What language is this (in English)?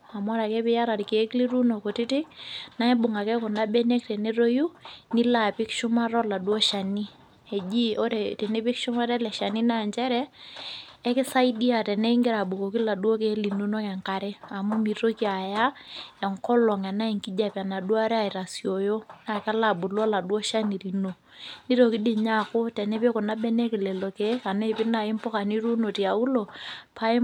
Masai